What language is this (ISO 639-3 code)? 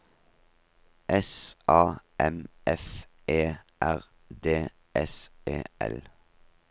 nor